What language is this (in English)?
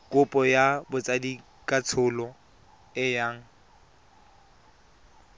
Tswana